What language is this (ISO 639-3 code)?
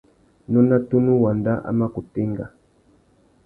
bag